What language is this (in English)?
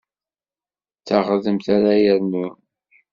Kabyle